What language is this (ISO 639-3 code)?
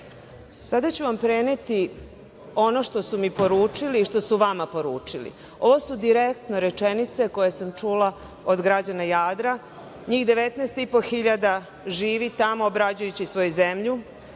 srp